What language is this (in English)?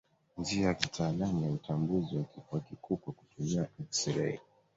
Swahili